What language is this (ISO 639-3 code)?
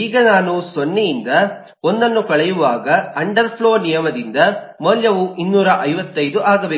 kan